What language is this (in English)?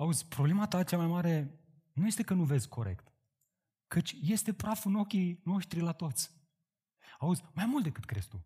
Romanian